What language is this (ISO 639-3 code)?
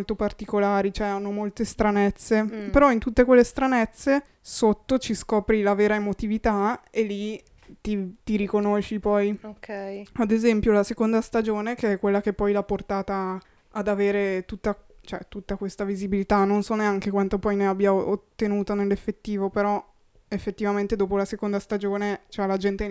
ita